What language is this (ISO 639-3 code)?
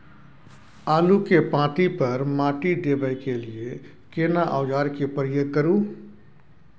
mai